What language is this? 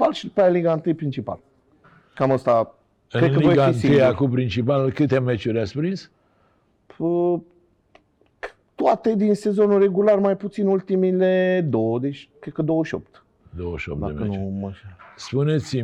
Romanian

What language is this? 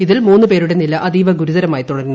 Malayalam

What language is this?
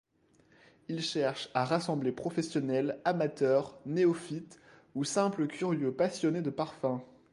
French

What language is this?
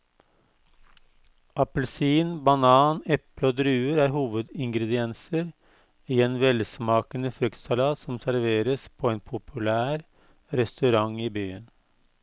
Norwegian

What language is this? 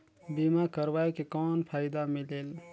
Chhattisgarhi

